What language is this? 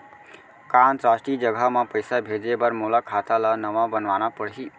Chhattisgarhi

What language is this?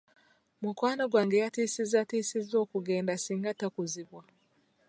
Ganda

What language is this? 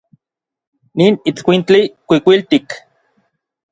Orizaba Nahuatl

